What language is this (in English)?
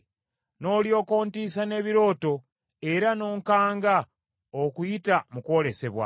Ganda